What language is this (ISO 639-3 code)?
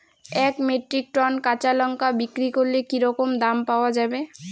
ben